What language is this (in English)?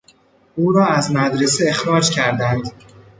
Persian